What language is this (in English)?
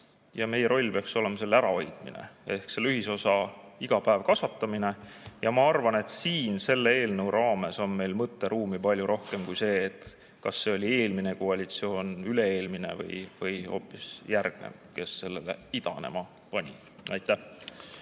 Estonian